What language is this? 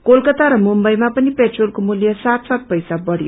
Nepali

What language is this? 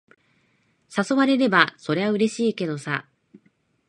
Japanese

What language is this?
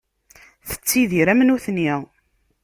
Kabyle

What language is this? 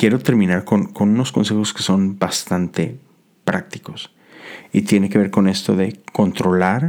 Spanish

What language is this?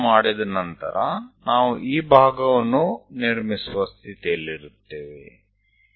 Gujarati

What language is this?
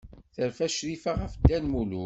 Kabyle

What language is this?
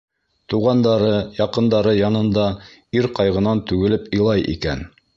Bashkir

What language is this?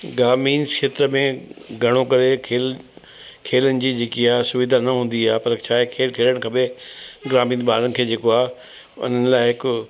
Sindhi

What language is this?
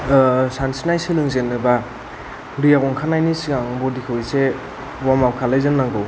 Bodo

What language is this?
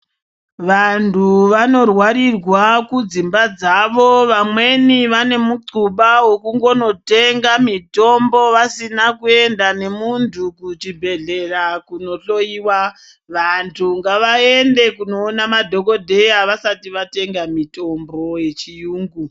Ndau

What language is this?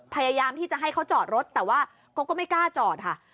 Thai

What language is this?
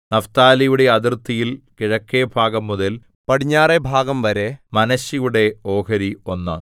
Malayalam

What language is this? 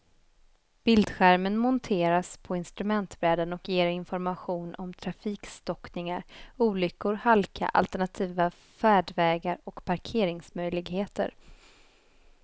Swedish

